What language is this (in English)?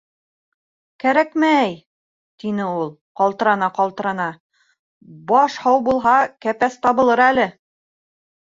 Bashkir